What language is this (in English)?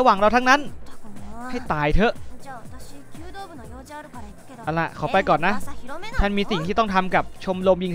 Thai